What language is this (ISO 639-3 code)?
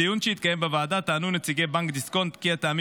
heb